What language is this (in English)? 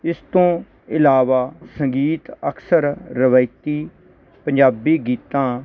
Punjabi